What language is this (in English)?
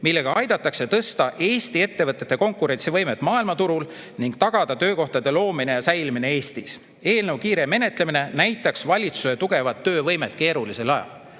Estonian